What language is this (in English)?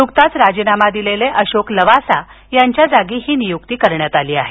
Marathi